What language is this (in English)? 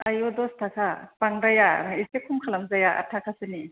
Bodo